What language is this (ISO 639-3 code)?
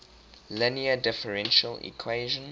eng